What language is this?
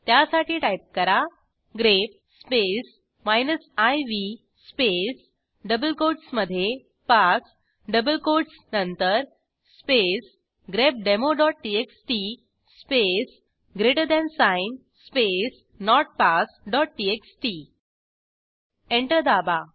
Marathi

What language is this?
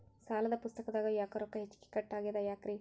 Kannada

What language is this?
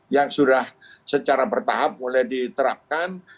Indonesian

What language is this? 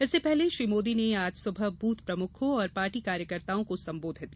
Hindi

